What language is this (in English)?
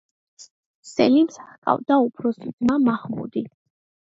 Georgian